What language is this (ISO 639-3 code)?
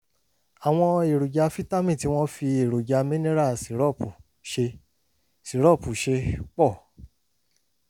yor